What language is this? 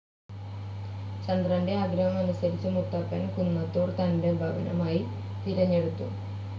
Malayalam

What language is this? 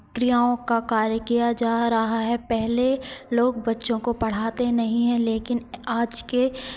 Hindi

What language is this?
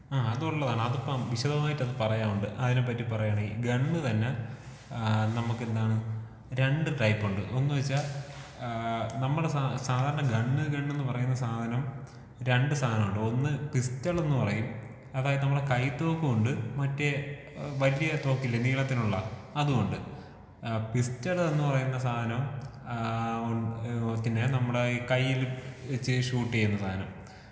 Malayalam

